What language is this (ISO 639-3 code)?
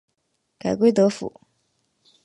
zho